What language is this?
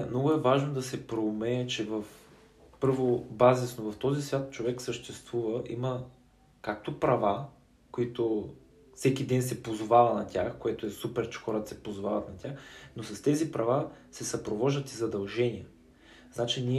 Bulgarian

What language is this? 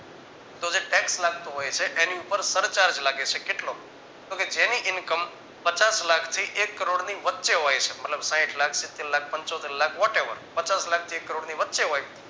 Gujarati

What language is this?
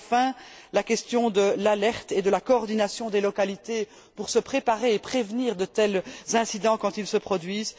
French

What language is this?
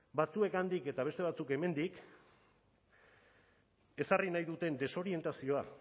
Basque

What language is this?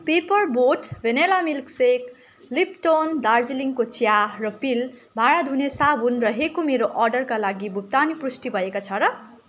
Nepali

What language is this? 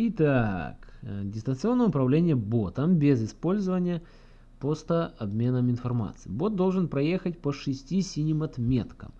Russian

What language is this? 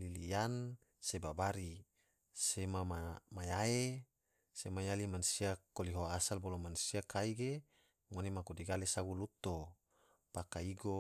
Tidore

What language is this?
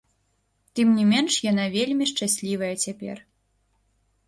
Belarusian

